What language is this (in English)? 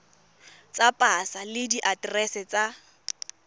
Tswana